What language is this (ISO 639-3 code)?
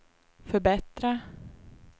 swe